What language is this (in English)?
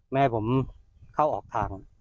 Thai